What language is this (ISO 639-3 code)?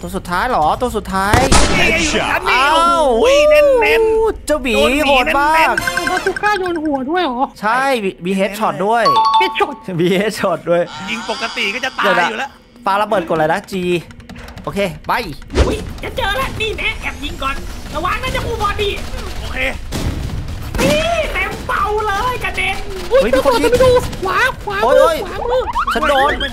tha